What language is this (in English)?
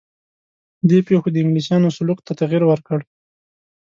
Pashto